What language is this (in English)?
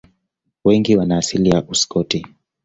Swahili